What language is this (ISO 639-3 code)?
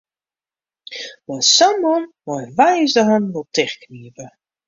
fry